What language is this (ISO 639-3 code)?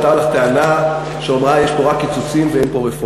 heb